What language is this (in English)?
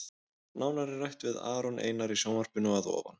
Icelandic